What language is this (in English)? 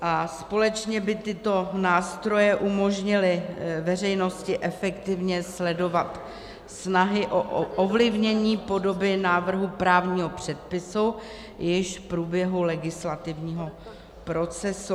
Czech